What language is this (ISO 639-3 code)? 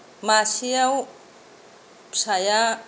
brx